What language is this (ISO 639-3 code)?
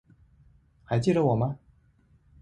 zho